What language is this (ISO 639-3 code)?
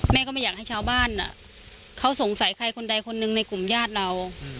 tha